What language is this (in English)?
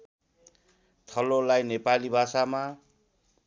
Nepali